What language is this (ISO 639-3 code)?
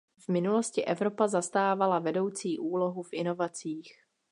ces